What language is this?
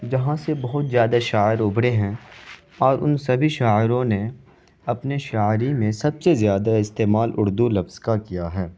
Urdu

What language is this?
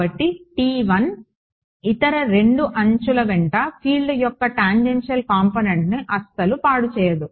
Telugu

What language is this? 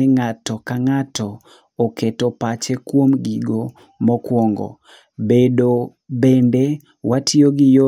Luo (Kenya and Tanzania)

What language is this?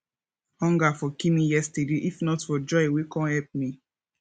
Nigerian Pidgin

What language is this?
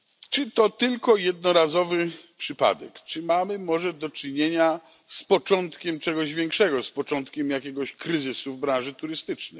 Polish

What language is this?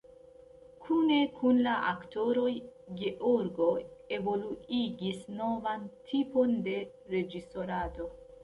Esperanto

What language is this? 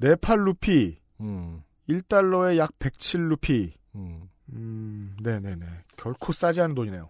Korean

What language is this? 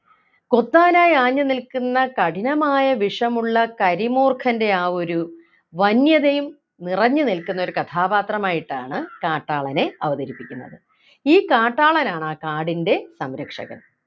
Malayalam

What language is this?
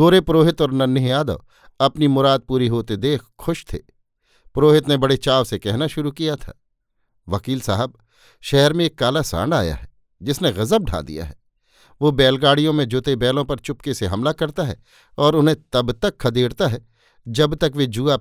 Hindi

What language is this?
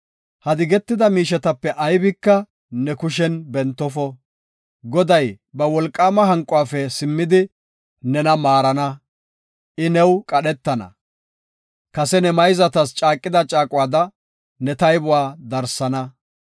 Gofa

